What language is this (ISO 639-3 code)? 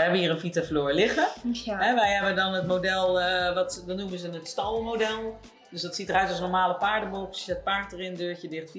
nld